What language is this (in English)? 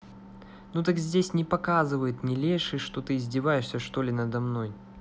Russian